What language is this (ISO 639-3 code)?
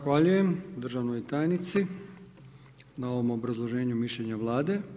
hrv